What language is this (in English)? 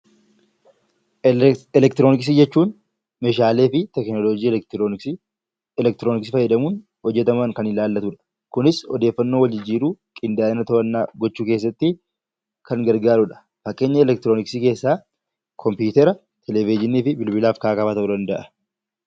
Oromo